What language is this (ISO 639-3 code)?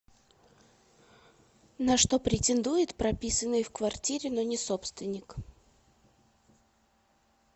rus